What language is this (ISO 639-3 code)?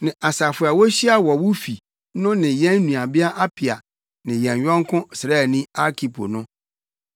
aka